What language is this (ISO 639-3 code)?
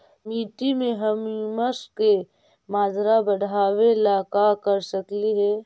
mag